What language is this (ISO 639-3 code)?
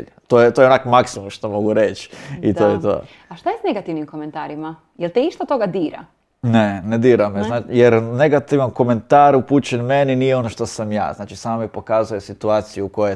hrv